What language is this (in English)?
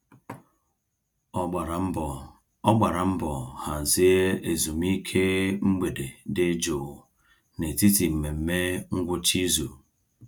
Igbo